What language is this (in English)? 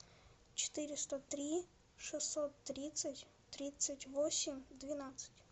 Russian